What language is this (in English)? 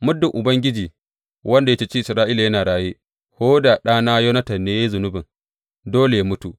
Hausa